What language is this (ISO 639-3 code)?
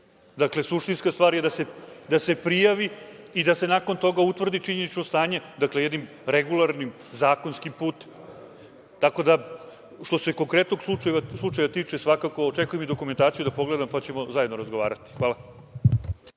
srp